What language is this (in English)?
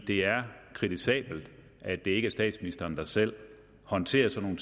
Danish